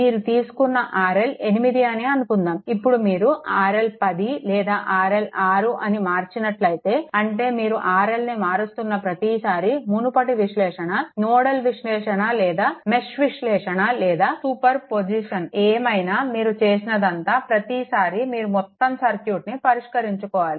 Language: Telugu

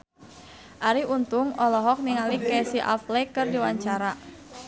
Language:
Sundanese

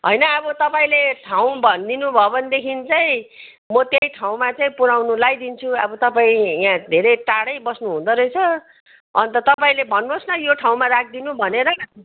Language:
Nepali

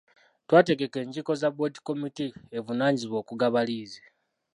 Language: Ganda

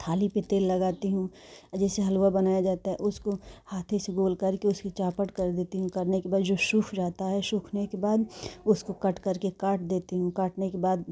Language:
Hindi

